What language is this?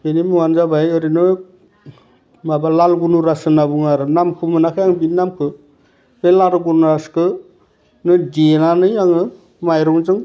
Bodo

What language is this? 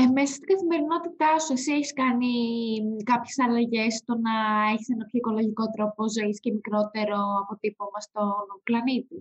Greek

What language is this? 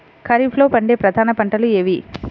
Telugu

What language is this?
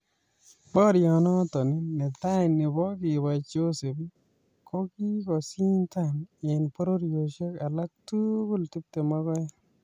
Kalenjin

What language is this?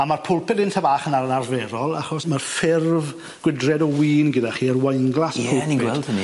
Welsh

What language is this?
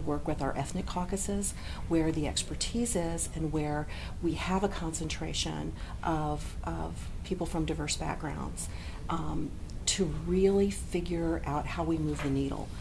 English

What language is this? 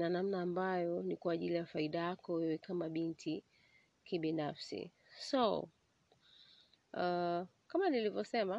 Swahili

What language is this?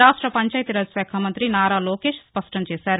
Telugu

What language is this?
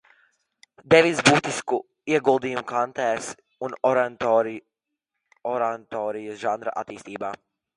Latvian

